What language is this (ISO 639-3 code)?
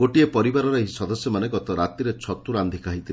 ori